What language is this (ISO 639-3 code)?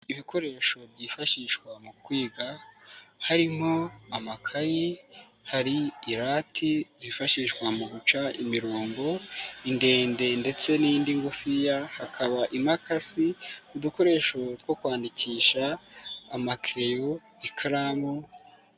kin